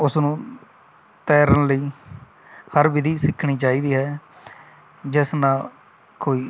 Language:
Punjabi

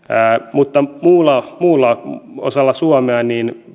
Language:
Finnish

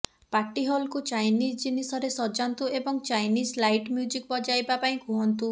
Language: Odia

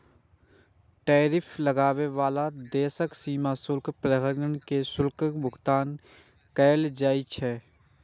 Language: Maithili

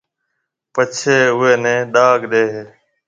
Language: Marwari (Pakistan)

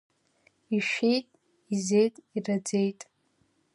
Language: Abkhazian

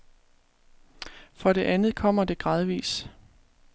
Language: Danish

